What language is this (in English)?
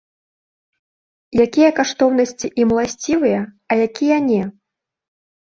Belarusian